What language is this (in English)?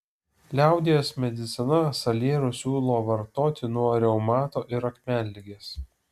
Lithuanian